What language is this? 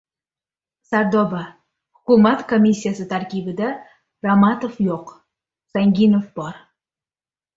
Uzbek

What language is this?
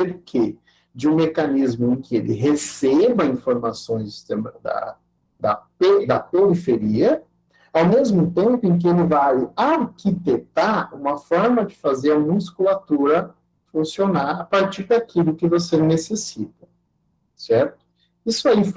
Portuguese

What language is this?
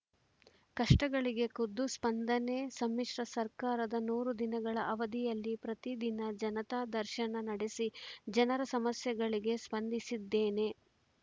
Kannada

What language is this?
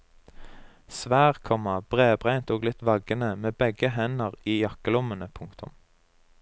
Norwegian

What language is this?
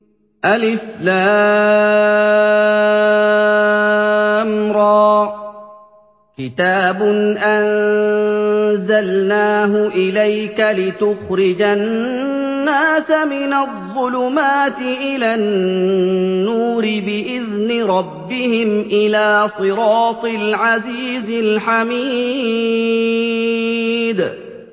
Arabic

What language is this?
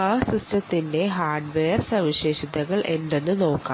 Malayalam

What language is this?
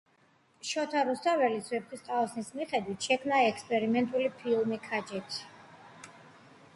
Georgian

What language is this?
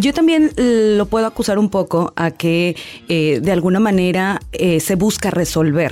Spanish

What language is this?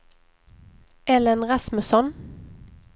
Swedish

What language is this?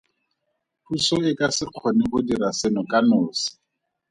Tswana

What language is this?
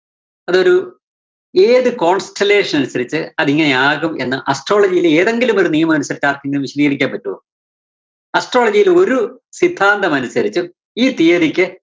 Malayalam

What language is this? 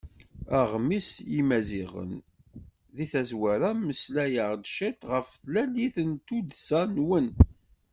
Kabyle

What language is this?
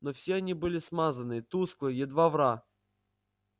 Russian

